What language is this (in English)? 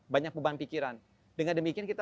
Indonesian